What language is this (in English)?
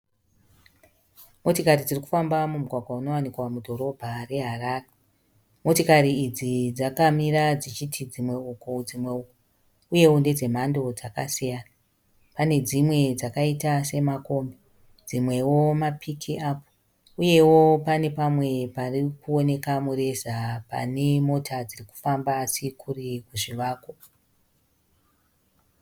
Shona